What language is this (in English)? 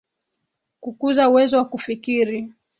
Swahili